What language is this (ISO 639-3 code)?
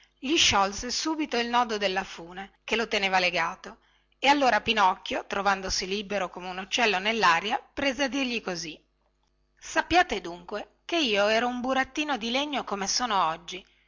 ita